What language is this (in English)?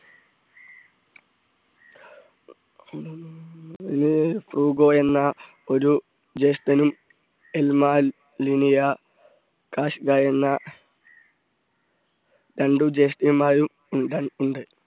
Malayalam